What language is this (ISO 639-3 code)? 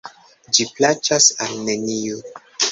epo